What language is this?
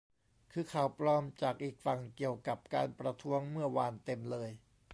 Thai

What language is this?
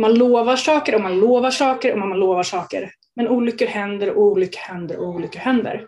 Swedish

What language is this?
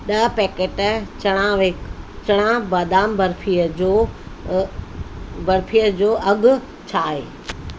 Sindhi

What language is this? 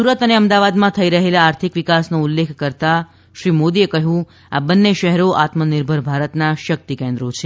Gujarati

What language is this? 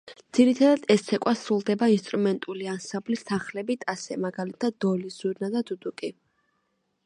Georgian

